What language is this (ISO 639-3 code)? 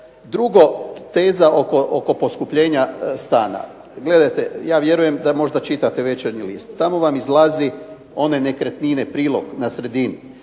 hrv